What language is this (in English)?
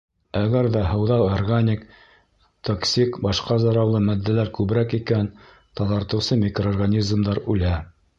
Bashkir